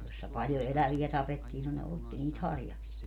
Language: Finnish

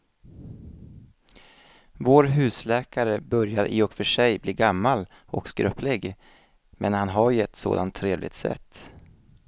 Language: Swedish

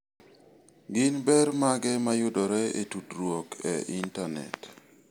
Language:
Luo (Kenya and Tanzania)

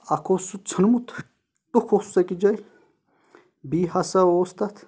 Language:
Kashmiri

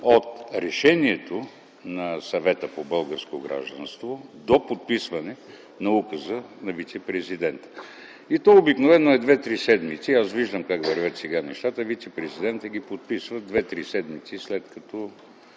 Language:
Bulgarian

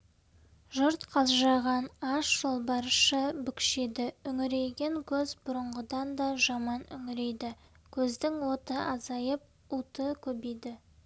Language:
Kazakh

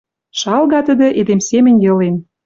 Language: Western Mari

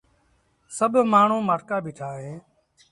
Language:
Sindhi Bhil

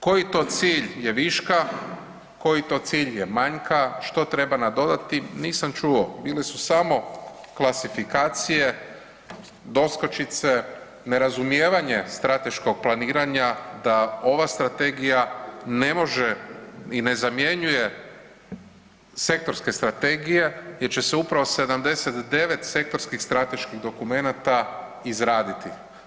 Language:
Croatian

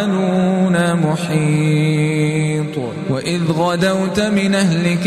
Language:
Arabic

